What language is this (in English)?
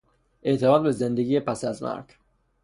Persian